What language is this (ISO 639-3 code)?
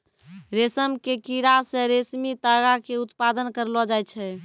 mai